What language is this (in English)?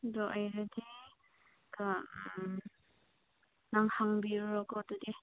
Manipuri